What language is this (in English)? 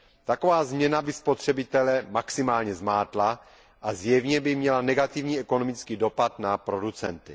Czech